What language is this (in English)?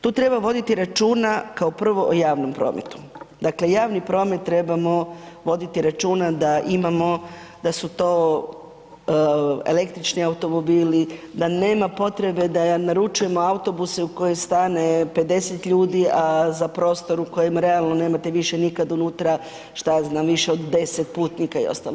Croatian